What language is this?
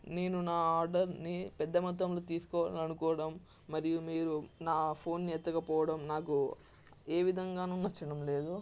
Telugu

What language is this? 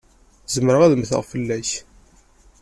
Kabyle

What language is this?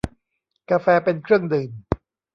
Thai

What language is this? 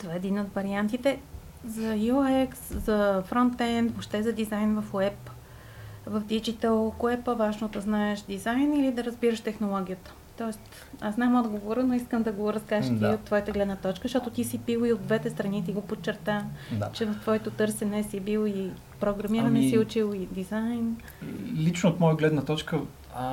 Bulgarian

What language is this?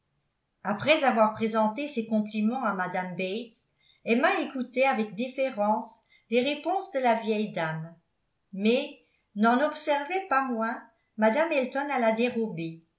French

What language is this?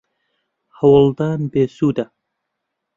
Central Kurdish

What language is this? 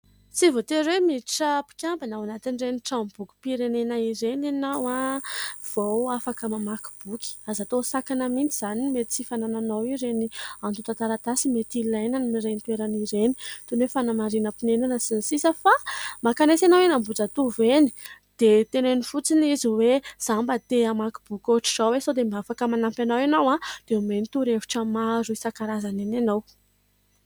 Malagasy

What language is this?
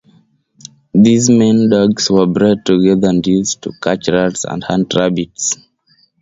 English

